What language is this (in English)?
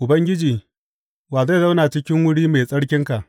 Hausa